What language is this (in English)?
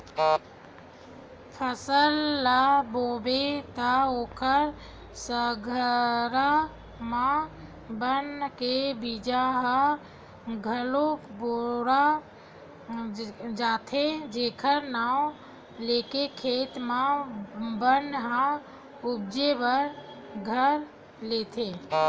Chhattisgarhi